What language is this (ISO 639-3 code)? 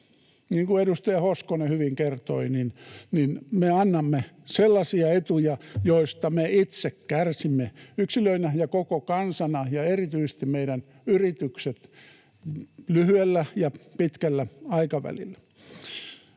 fin